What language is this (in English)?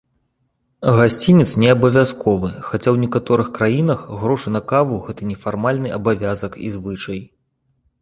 Belarusian